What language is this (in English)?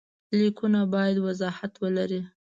Pashto